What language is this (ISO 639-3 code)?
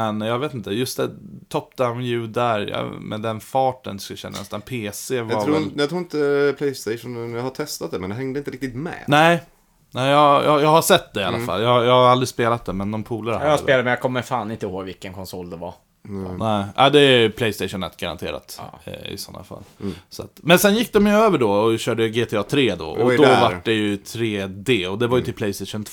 swe